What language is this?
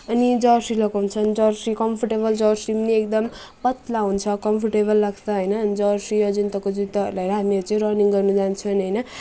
Nepali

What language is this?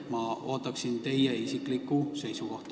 Estonian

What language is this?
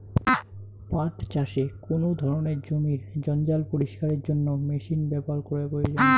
Bangla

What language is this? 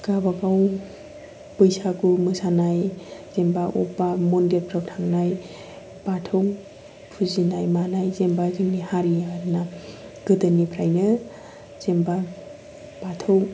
Bodo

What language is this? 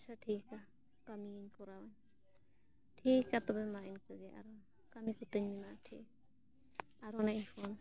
Santali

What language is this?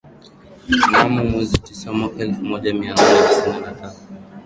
Swahili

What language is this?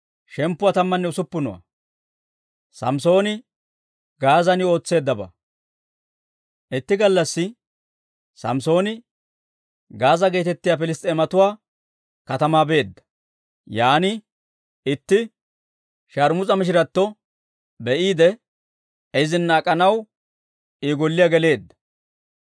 Dawro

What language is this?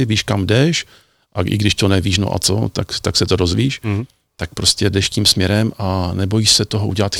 Czech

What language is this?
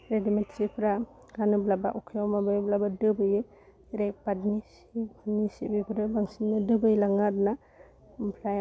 Bodo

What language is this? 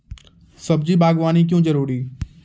Maithili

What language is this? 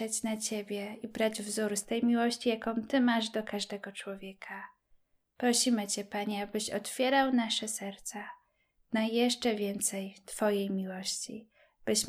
Polish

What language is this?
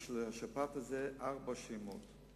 Hebrew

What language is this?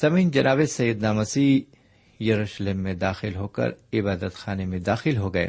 Urdu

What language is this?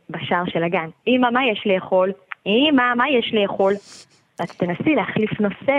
Hebrew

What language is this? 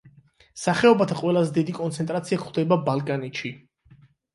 Georgian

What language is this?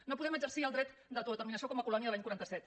Catalan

